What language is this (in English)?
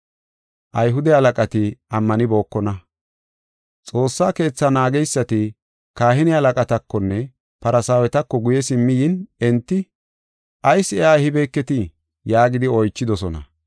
Gofa